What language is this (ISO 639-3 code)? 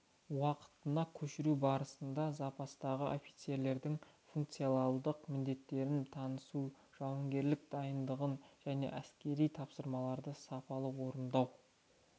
kaz